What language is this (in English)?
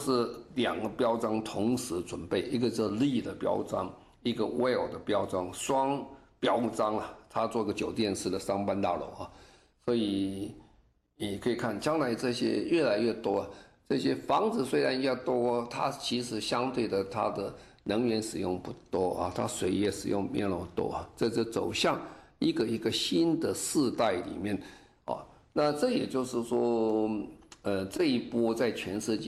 Chinese